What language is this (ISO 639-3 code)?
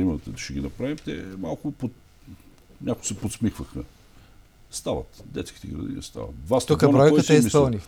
bul